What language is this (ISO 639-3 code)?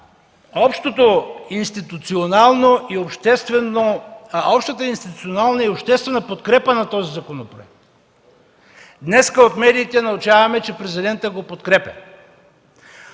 bul